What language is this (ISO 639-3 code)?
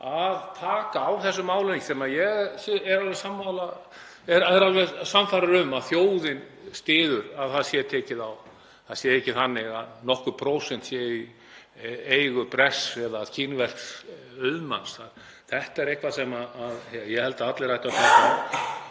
isl